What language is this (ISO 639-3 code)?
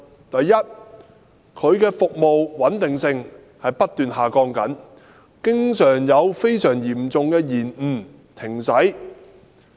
yue